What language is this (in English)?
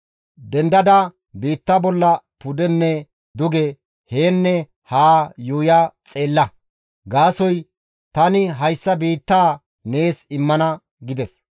Gamo